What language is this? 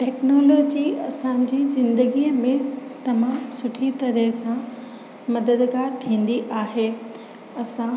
Sindhi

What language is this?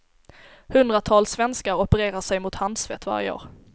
Swedish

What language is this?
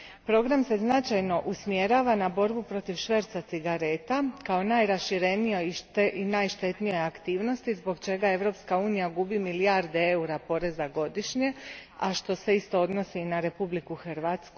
Croatian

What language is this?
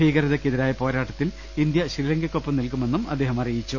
Malayalam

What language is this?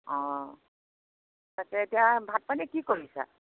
Assamese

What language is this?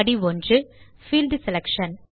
Tamil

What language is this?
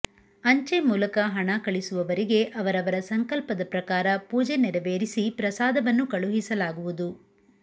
Kannada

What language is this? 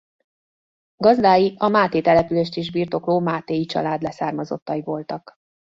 Hungarian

